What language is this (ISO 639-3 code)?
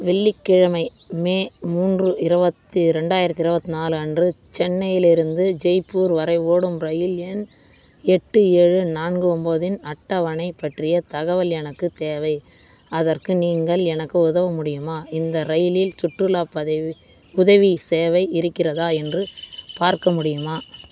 tam